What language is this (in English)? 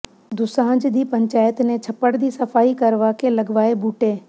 Punjabi